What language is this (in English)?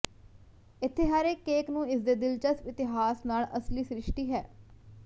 Punjabi